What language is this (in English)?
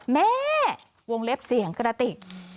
Thai